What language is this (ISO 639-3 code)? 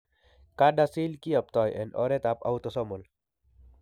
kln